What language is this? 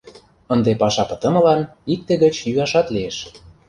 Mari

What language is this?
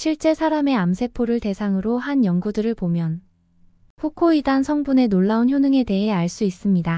Korean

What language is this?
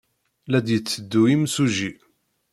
Kabyle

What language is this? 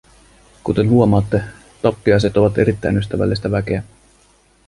Finnish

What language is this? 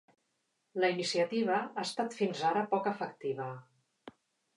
Catalan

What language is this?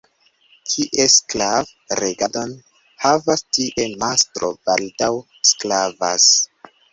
Esperanto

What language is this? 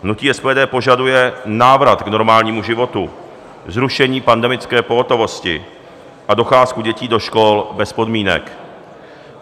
Czech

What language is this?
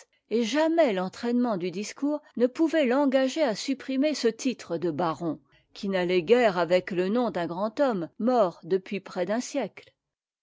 French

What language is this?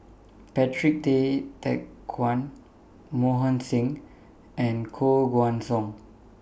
English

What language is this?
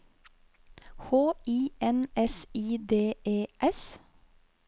Norwegian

